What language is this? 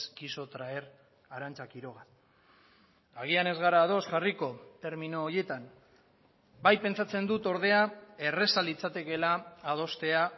Basque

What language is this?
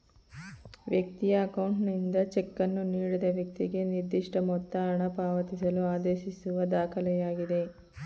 Kannada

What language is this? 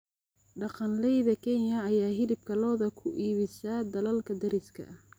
Somali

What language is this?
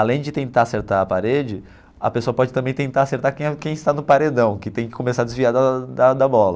Portuguese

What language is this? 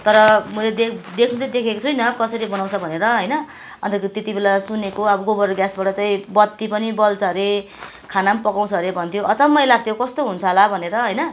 Nepali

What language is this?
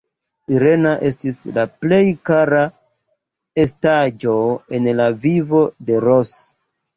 Esperanto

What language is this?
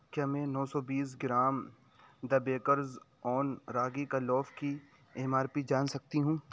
Urdu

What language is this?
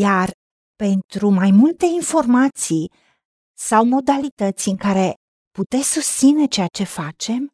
Romanian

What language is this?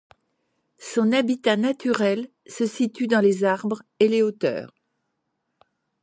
French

